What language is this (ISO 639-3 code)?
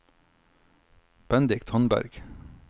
nor